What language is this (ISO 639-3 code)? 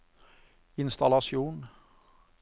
nor